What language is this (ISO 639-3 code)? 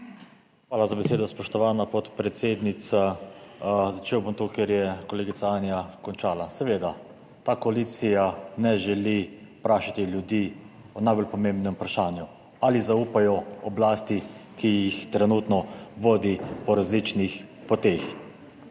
slv